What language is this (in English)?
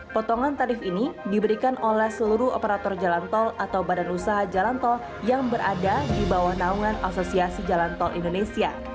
Indonesian